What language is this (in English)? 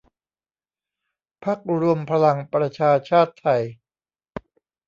Thai